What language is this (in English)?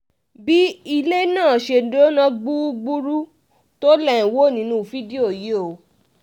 Yoruba